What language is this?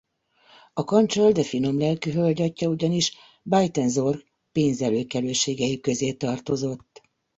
Hungarian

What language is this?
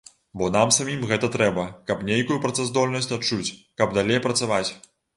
Belarusian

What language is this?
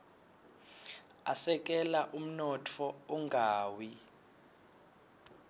Swati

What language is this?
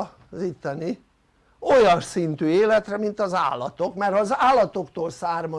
Hungarian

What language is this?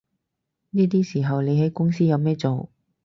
Cantonese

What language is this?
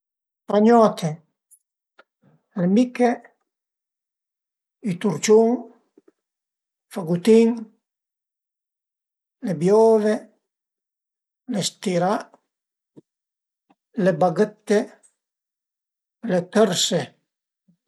Piedmontese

